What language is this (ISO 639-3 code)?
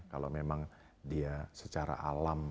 ind